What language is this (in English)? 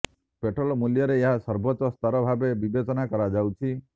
Odia